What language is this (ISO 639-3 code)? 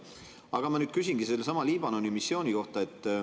est